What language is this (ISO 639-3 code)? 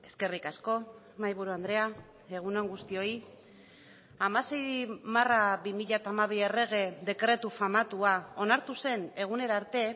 eus